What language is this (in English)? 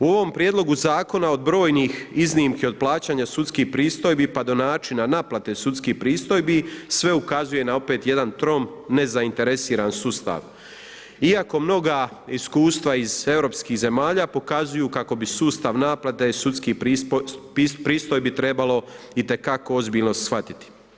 Croatian